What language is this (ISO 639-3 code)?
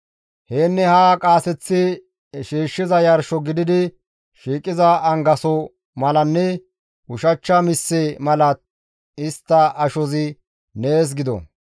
gmv